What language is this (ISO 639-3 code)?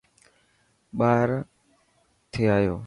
mki